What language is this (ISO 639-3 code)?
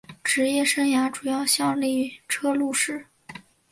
zho